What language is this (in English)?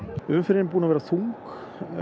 Icelandic